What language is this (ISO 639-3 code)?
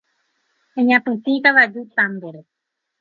grn